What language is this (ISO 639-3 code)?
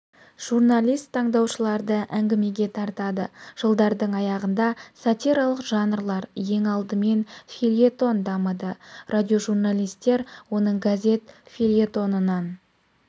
kaz